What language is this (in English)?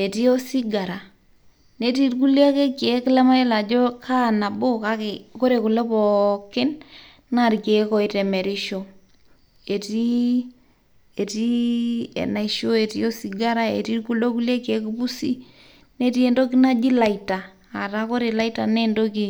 Masai